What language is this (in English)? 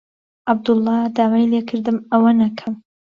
Central Kurdish